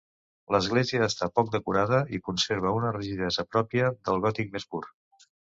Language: Catalan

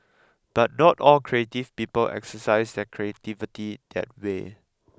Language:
English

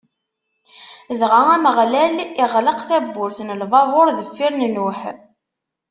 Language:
Kabyle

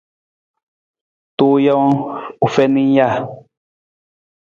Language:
Nawdm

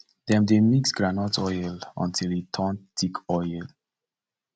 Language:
Nigerian Pidgin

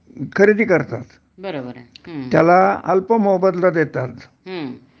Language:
Marathi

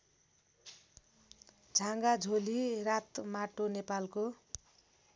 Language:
Nepali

